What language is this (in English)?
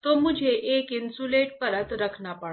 Hindi